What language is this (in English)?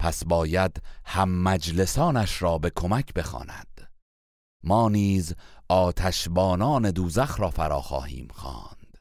Persian